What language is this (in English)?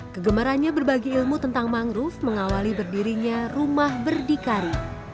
Indonesian